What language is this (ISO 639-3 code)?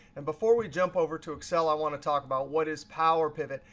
eng